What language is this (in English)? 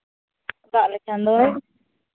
Santali